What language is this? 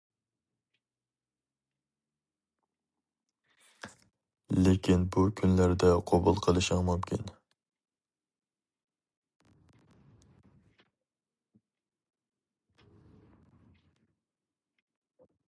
Uyghur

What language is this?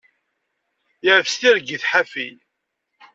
Kabyle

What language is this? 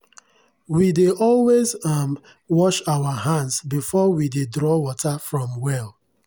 Nigerian Pidgin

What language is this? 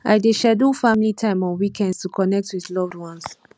Nigerian Pidgin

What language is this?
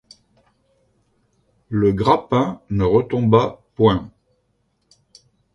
French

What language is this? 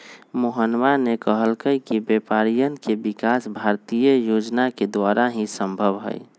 Magahi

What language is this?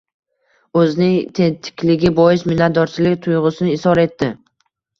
Uzbek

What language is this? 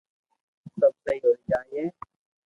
Loarki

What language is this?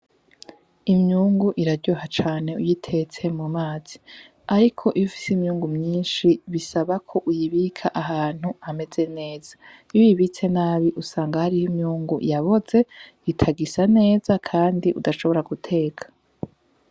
Rundi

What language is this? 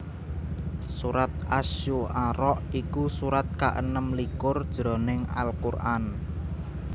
Javanese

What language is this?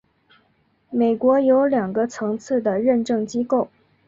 Chinese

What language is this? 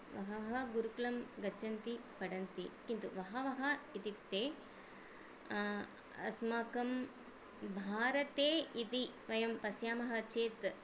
Sanskrit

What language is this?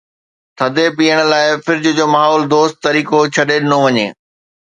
Sindhi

